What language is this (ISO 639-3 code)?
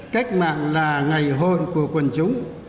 vie